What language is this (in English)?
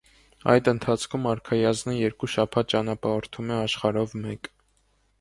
Armenian